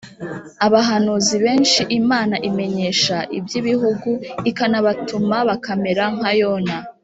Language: Kinyarwanda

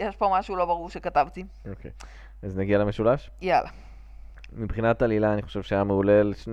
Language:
Hebrew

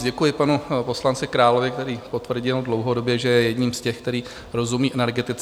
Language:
Czech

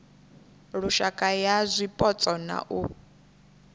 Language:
Venda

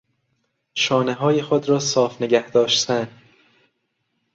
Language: Persian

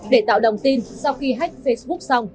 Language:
Vietnamese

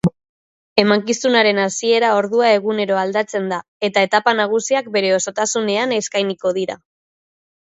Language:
Basque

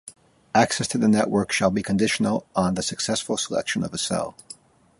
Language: English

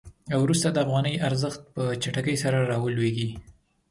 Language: Pashto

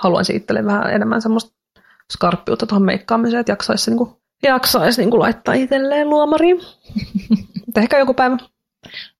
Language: Finnish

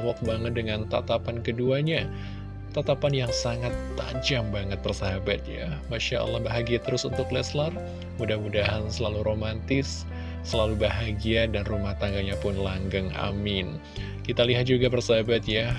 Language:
Indonesian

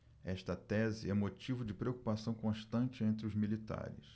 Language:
Portuguese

